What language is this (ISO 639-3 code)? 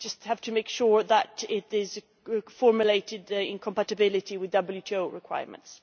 eng